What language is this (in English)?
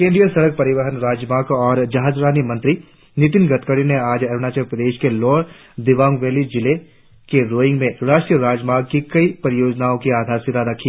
Hindi